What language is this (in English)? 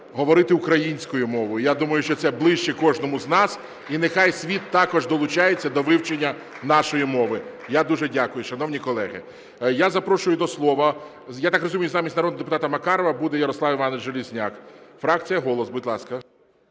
Ukrainian